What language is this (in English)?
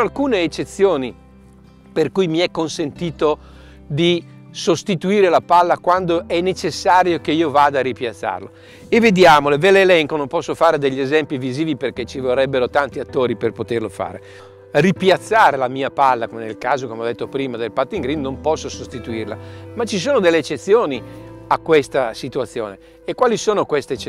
Italian